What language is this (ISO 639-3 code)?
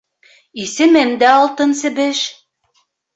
bak